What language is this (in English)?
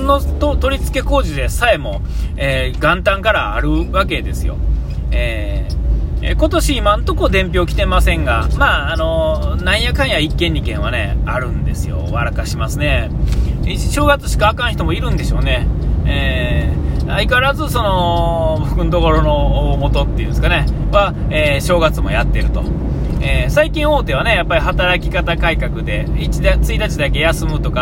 Japanese